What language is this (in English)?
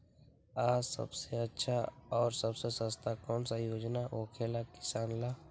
Magahi